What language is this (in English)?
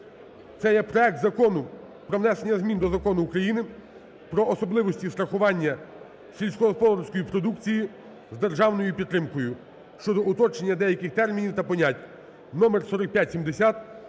Ukrainian